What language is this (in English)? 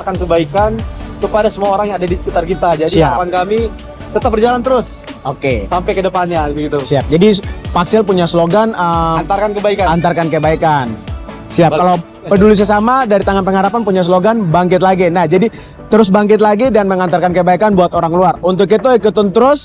Indonesian